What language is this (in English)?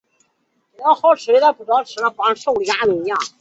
Chinese